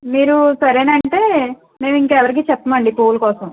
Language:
Telugu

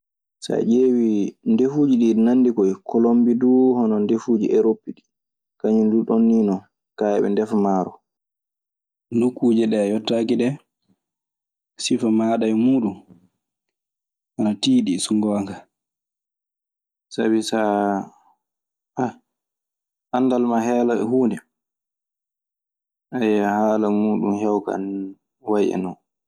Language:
Maasina Fulfulde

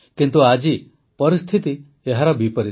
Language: Odia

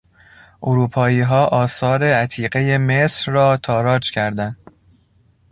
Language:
Persian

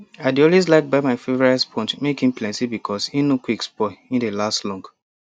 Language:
Nigerian Pidgin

